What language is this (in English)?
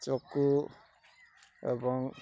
Odia